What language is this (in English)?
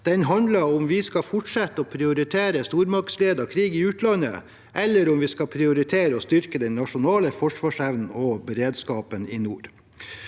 Norwegian